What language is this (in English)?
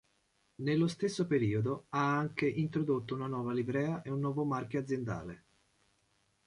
Italian